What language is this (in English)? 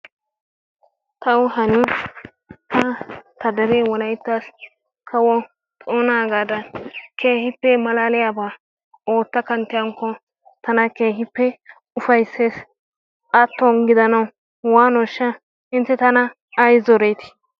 Wolaytta